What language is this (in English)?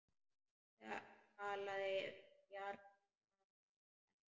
Icelandic